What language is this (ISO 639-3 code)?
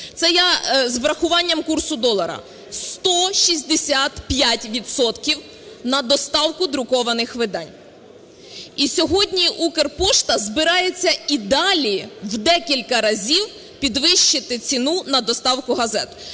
ukr